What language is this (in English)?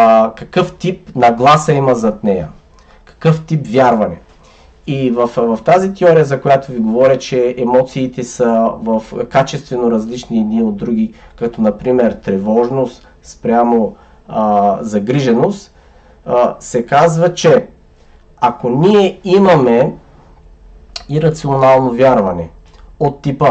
Bulgarian